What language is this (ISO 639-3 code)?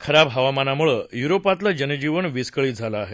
mar